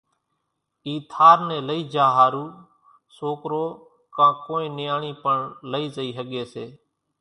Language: Kachi Koli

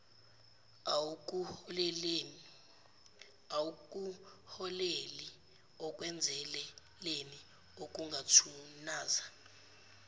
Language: Zulu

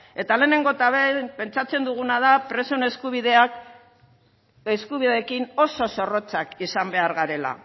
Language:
Basque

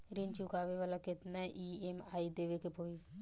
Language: Bhojpuri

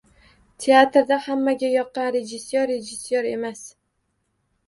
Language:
Uzbek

